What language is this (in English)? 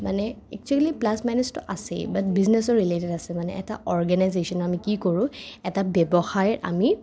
Assamese